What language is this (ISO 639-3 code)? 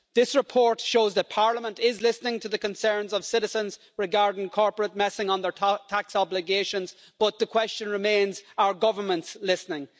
eng